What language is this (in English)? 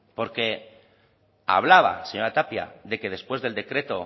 Spanish